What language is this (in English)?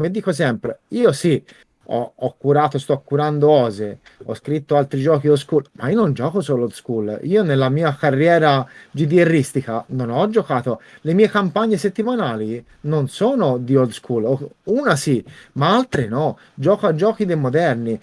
Italian